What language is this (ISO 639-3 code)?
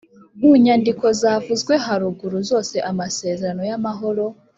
kin